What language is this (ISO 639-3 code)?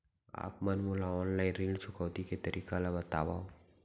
hne